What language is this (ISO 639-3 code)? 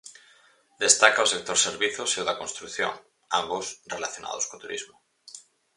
glg